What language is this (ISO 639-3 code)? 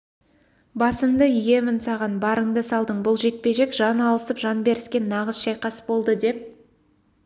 kaz